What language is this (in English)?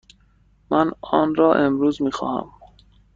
Persian